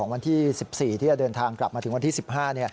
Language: Thai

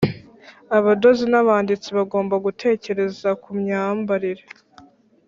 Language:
Kinyarwanda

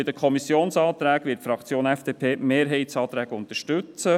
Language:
Swiss German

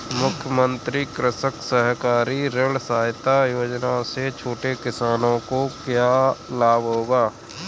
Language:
Hindi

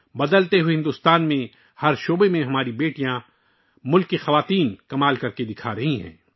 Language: Urdu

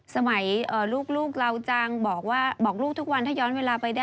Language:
Thai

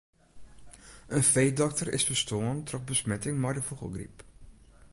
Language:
Western Frisian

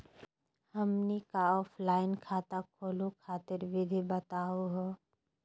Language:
Magahi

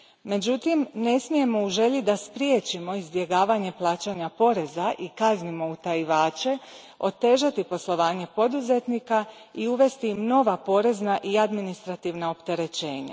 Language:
Croatian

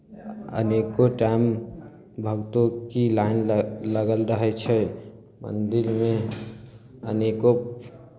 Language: Maithili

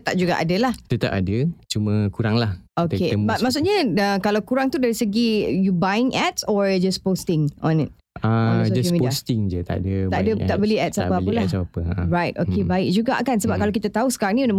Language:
Malay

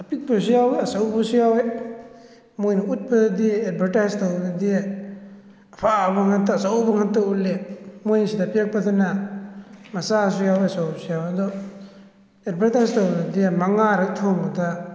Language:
Manipuri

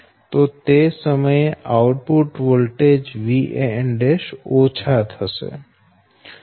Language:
Gujarati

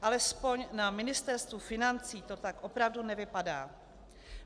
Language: Czech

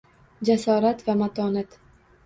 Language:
Uzbek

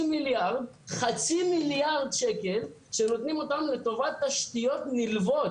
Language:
Hebrew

